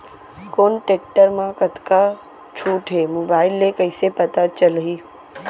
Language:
Chhattisgarhi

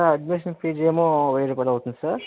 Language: Telugu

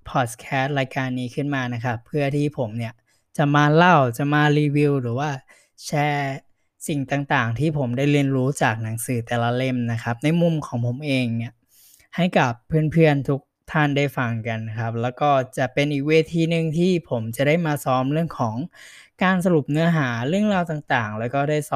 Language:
Thai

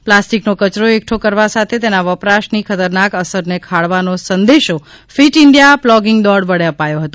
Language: Gujarati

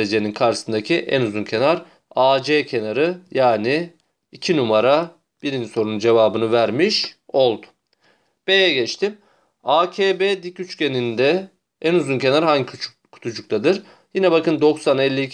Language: Turkish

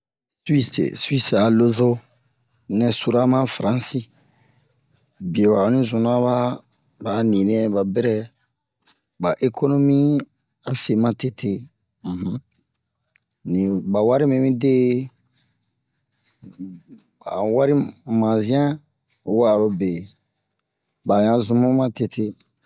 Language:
Bomu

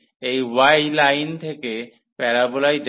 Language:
Bangla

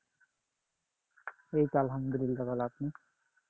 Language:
Bangla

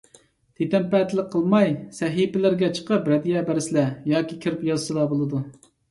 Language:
Uyghur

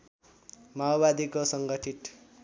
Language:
Nepali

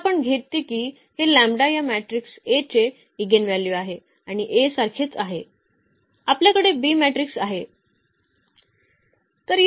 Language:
Marathi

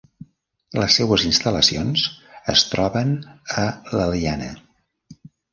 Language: Catalan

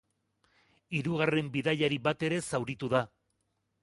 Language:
Basque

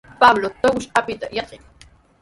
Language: Sihuas Ancash Quechua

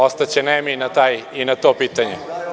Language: Serbian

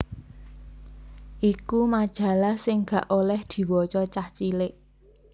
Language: Javanese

